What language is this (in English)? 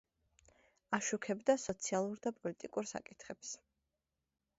Georgian